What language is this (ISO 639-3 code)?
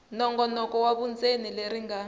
tso